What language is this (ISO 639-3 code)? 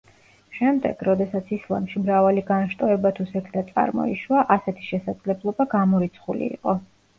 kat